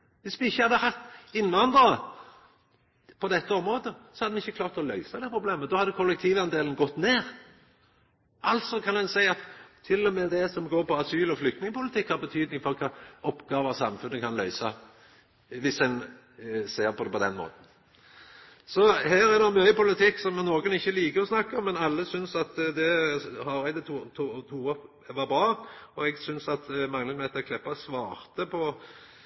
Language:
Norwegian Nynorsk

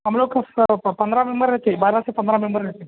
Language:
Urdu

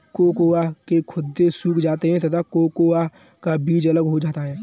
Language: Hindi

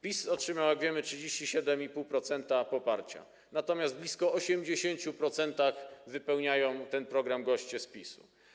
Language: Polish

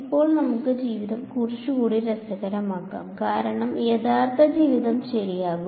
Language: Malayalam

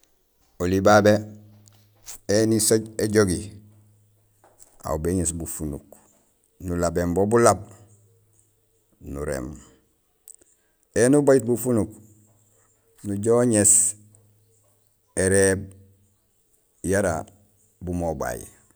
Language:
Gusilay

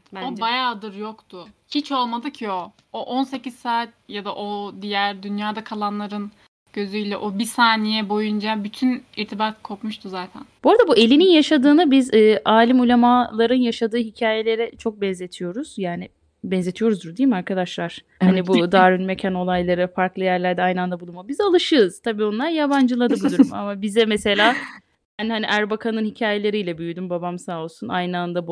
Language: Turkish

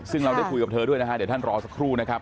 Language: Thai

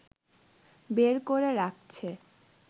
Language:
Bangla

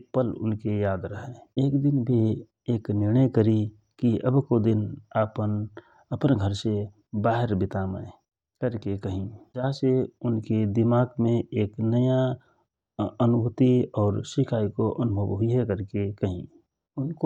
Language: Rana Tharu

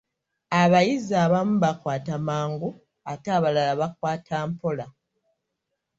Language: Ganda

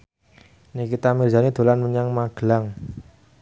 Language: Javanese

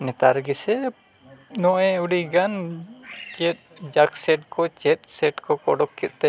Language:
Santali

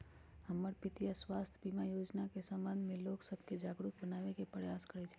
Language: Magahi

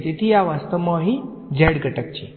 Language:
Gujarati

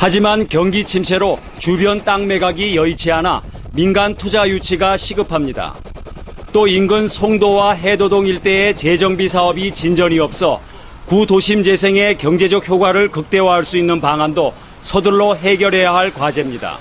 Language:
Korean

